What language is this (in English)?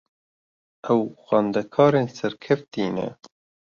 Kurdish